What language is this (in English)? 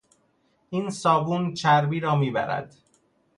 Persian